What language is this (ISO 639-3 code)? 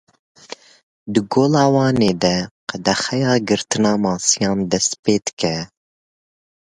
kur